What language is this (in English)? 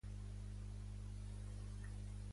Catalan